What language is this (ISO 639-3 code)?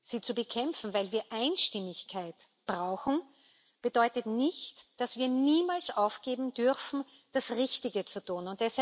deu